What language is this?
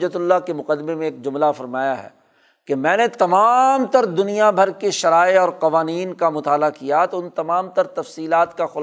Urdu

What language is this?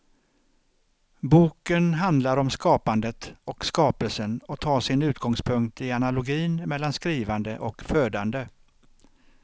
Swedish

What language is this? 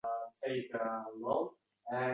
Uzbek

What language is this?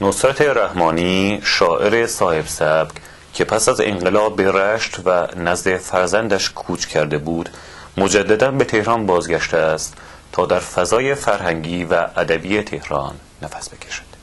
Persian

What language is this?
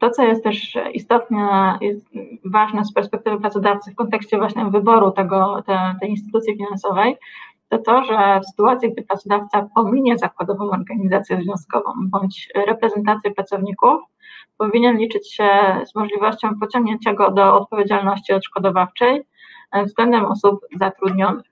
Polish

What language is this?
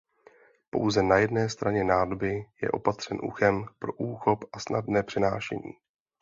Czech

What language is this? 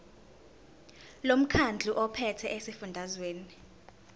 Zulu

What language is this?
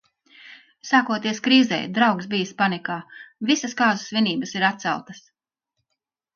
Latvian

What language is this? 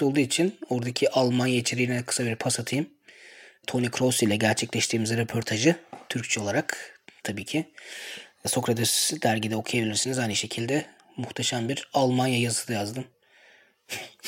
Turkish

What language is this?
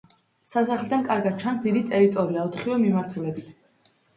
Georgian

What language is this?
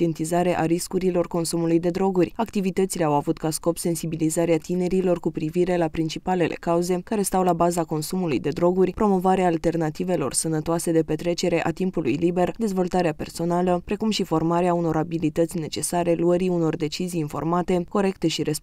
Romanian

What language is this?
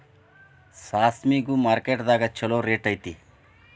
Kannada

